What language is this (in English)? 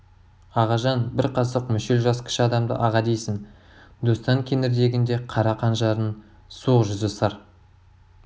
Kazakh